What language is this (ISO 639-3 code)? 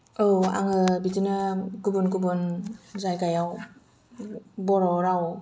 brx